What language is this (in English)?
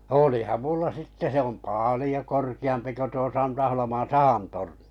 Finnish